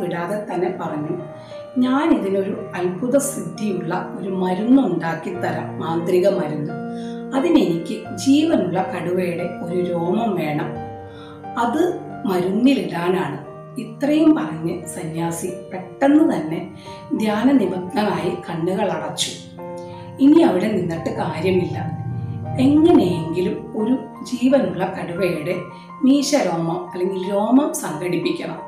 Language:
Malayalam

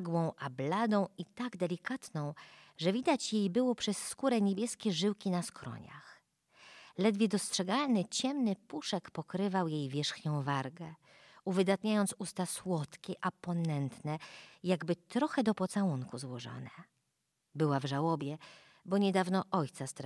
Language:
Polish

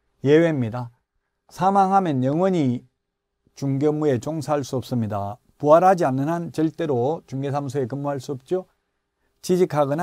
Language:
Korean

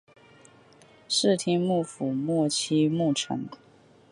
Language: Chinese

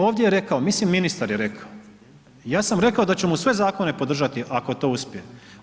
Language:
Croatian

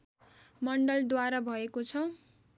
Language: Nepali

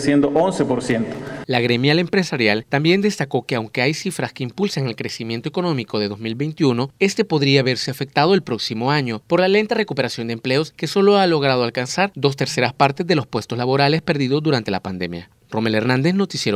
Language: Spanish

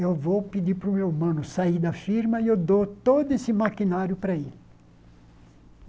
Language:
Portuguese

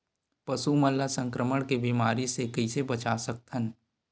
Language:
Chhattisgarhi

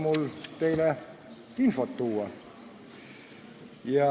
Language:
Estonian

